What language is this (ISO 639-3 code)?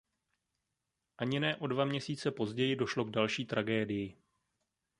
ces